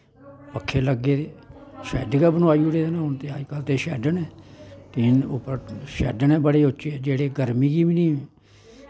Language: Dogri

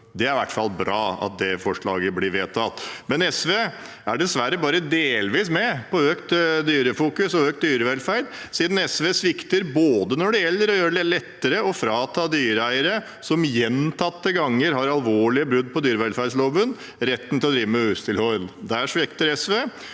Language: Norwegian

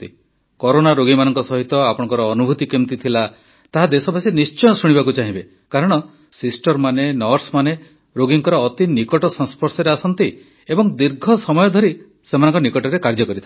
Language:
Odia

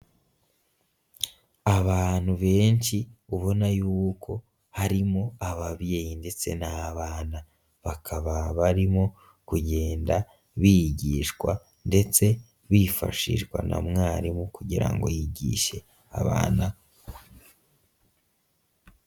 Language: Kinyarwanda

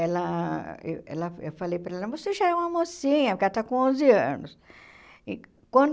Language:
Portuguese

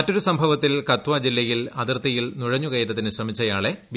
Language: Malayalam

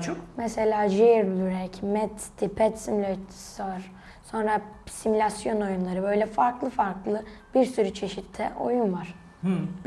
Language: Turkish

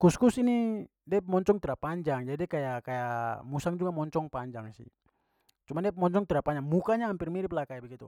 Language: Papuan Malay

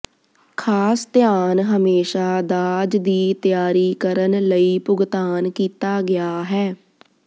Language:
Punjabi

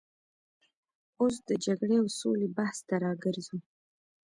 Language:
Pashto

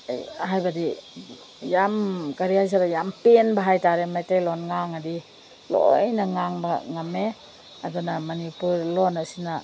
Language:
Manipuri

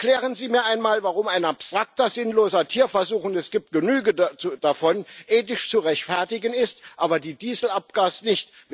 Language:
German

